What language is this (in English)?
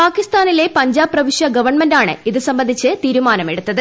Malayalam